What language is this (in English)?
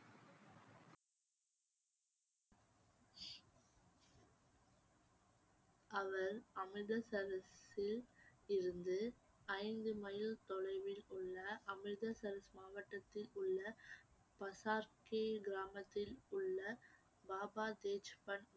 Tamil